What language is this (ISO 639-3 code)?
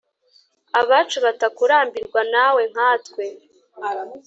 kin